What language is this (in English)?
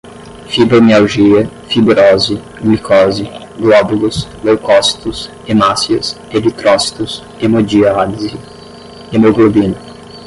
Portuguese